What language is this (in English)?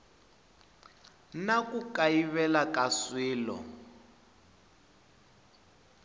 Tsonga